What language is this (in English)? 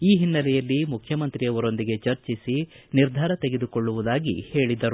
Kannada